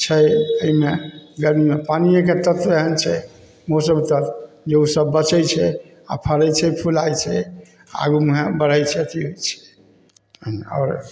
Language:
Maithili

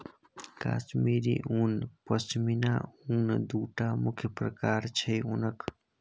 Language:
Maithili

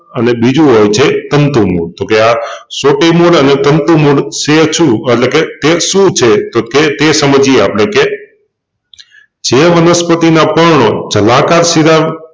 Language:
Gujarati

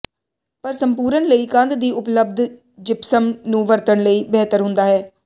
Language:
Punjabi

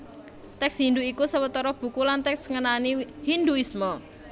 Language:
Javanese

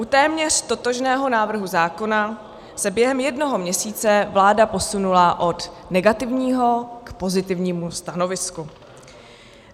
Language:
Czech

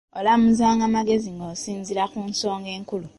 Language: Ganda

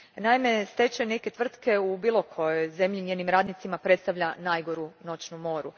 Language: Croatian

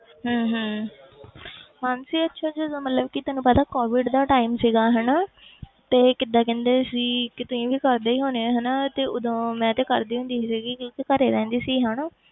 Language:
Punjabi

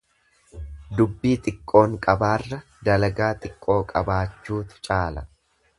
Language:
Oromo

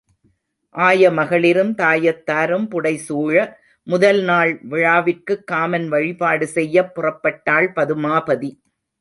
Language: Tamil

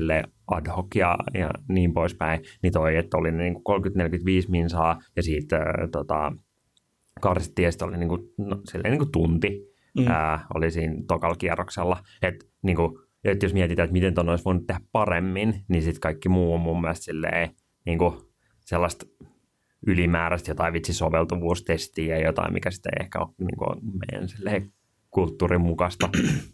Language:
Finnish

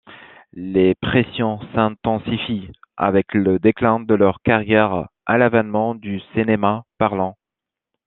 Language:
French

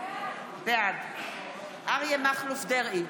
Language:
Hebrew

